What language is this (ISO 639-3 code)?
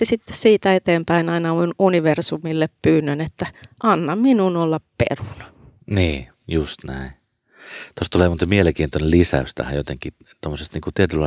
fin